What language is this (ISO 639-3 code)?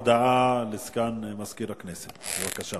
heb